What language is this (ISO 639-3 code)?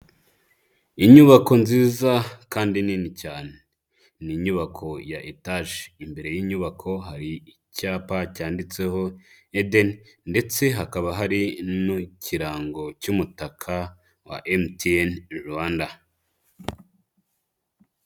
kin